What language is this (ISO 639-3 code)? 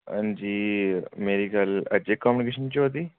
doi